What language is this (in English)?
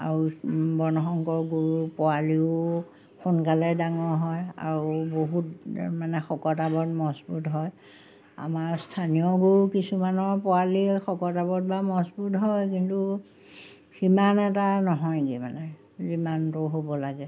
Assamese